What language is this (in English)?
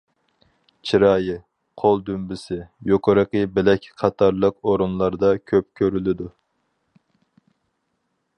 Uyghur